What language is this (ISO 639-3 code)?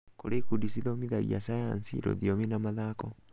kik